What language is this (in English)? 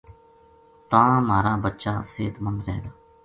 Gujari